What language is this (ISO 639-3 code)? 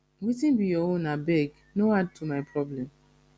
pcm